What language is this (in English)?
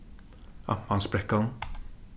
Faroese